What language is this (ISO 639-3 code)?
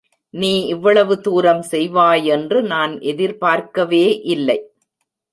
tam